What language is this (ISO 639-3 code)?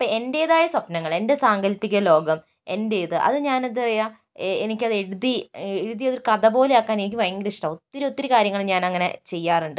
mal